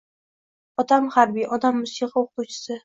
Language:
Uzbek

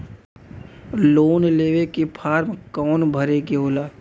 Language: Bhojpuri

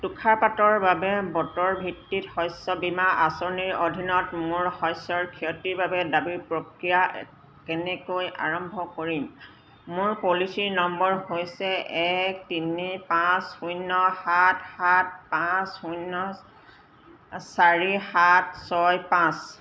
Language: Assamese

